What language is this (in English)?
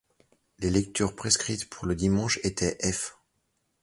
French